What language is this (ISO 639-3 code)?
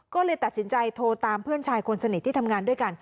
tha